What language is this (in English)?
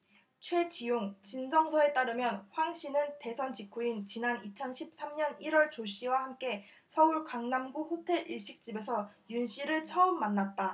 Korean